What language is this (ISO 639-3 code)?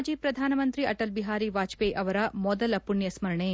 kan